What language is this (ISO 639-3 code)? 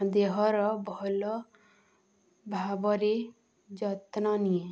ori